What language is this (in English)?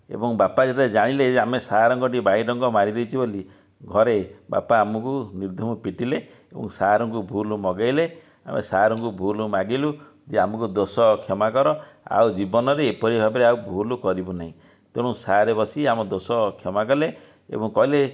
Odia